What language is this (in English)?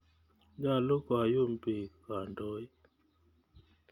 Kalenjin